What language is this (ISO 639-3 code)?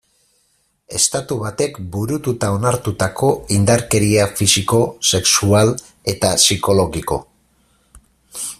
eus